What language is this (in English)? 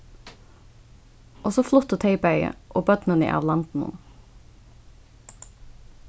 Faroese